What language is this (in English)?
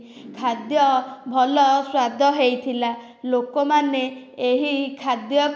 Odia